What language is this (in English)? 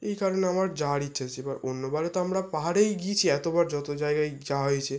Bangla